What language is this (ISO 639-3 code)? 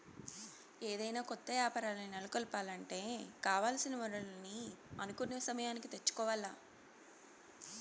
tel